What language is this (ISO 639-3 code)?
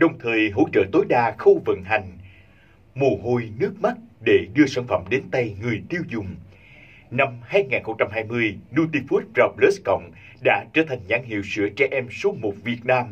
vie